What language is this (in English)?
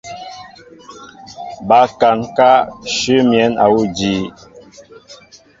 Mbo (Cameroon)